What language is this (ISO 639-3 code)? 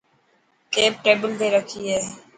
mki